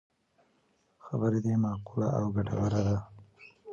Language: Pashto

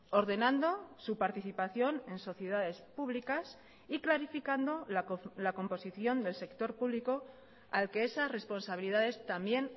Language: Spanish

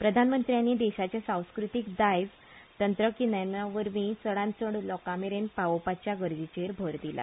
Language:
Konkani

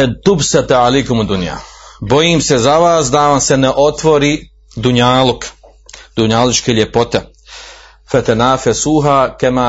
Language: Croatian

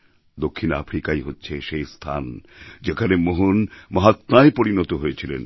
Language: Bangla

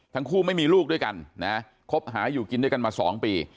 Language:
Thai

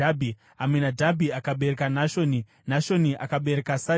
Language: Shona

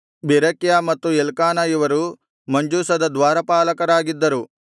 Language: Kannada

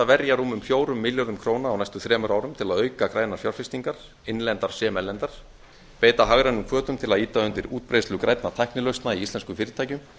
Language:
Icelandic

